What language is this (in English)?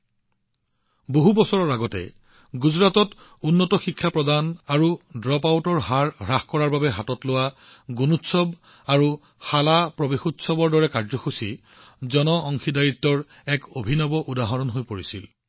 Assamese